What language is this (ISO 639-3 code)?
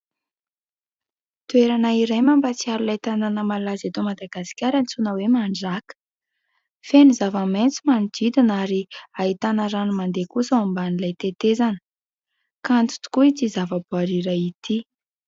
mlg